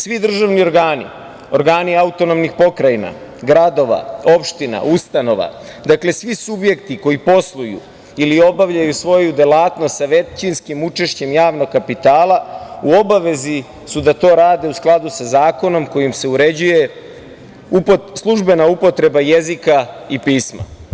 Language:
Serbian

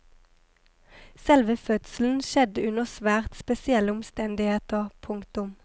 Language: Norwegian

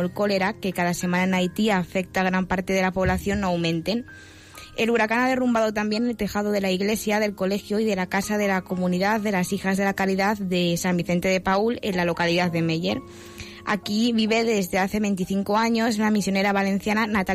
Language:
Spanish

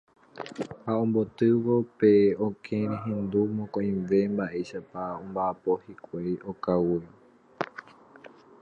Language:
Guarani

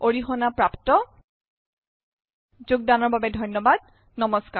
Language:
Assamese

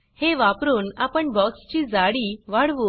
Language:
Marathi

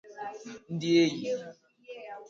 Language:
Igbo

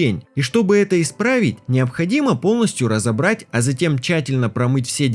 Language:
Russian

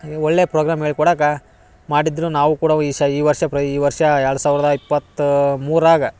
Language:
Kannada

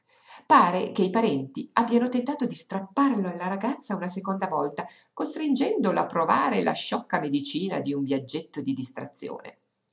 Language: Italian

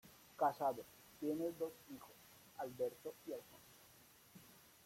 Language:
Spanish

